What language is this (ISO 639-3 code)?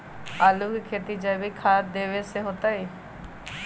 mag